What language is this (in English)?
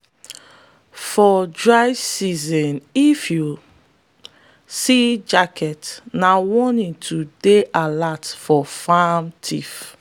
Nigerian Pidgin